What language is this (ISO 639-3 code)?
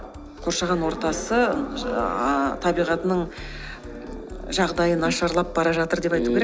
kaz